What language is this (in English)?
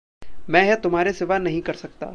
Hindi